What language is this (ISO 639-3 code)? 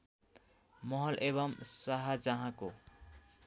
nep